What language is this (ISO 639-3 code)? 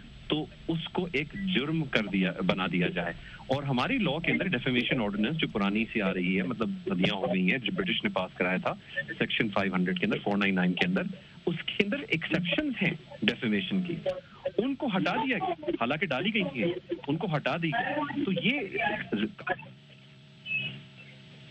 urd